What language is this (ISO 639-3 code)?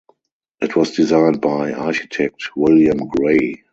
eng